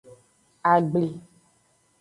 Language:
Aja (Benin)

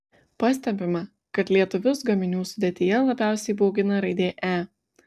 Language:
Lithuanian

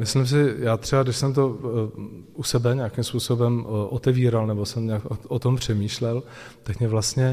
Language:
Czech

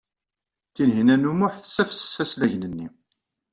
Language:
Kabyle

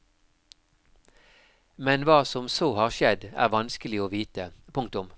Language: Norwegian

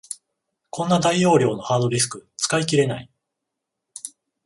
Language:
Japanese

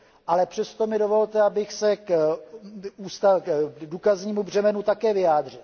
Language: Czech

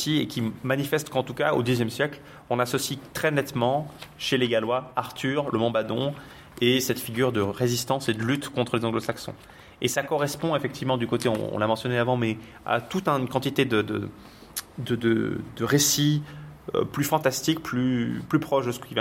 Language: French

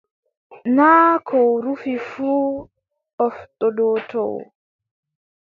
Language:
Adamawa Fulfulde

